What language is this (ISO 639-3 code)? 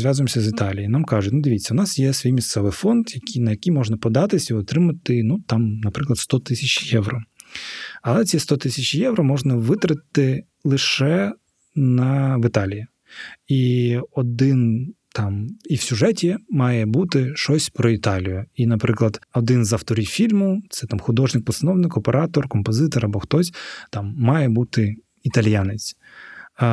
ukr